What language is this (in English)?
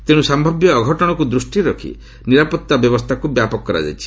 Odia